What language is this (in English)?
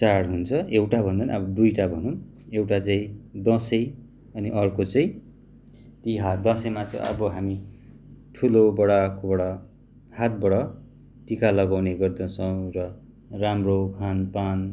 Nepali